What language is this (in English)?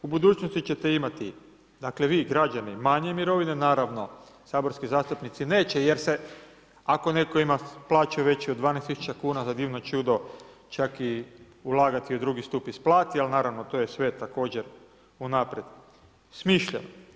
Croatian